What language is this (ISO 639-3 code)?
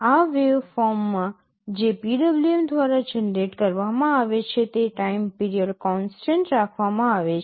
guj